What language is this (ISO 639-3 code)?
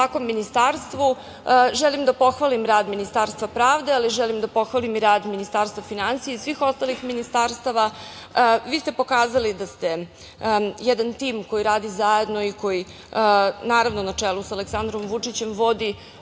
srp